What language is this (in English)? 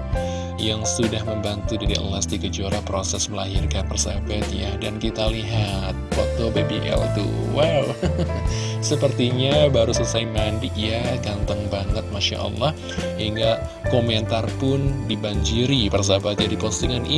Indonesian